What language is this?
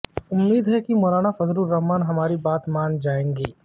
Urdu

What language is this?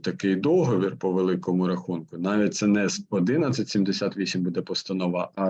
Ukrainian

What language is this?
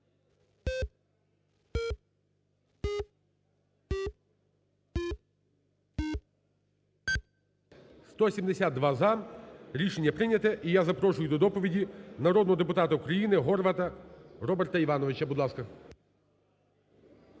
Ukrainian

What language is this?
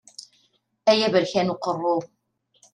Kabyle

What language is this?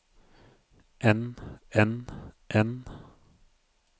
Norwegian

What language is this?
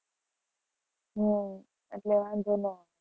Gujarati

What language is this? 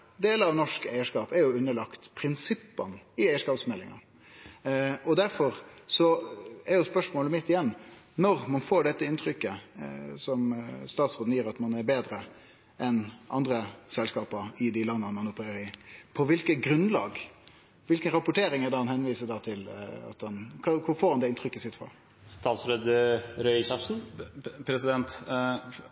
Norwegian Nynorsk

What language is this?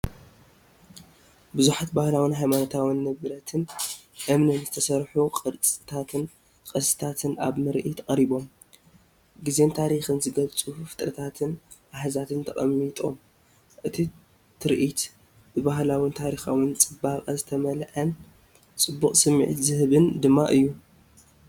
Tigrinya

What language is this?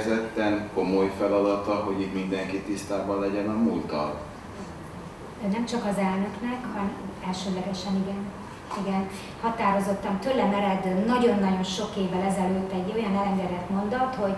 Hungarian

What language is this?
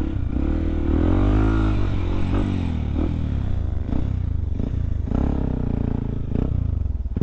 Indonesian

